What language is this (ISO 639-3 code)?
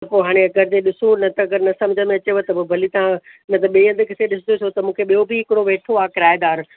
snd